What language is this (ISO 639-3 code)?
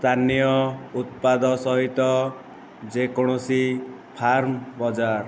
ori